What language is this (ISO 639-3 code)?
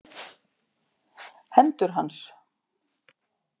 isl